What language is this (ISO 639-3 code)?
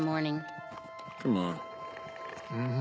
jpn